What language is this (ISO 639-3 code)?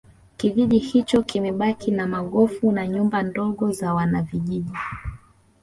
swa